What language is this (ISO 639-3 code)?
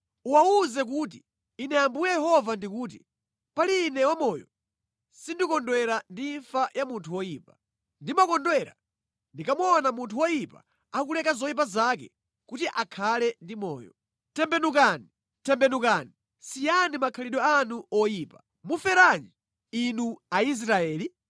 nya